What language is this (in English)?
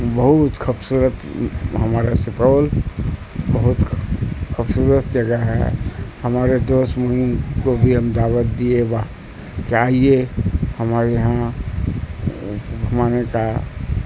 Urdu